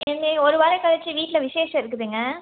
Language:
Tamil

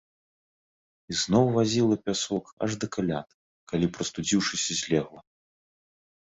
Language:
Belarusian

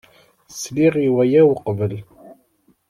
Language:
Kabyle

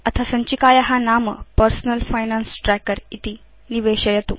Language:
Sanskrit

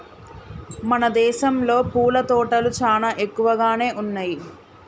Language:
Telugu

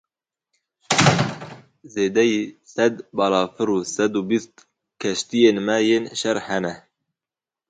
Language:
Kurdish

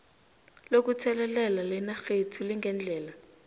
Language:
South Ndebele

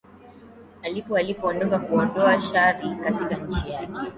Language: Swahili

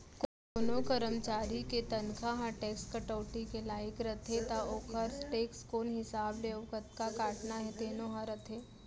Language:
Chhattisgarhi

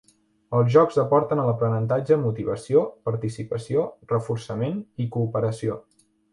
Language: Catalan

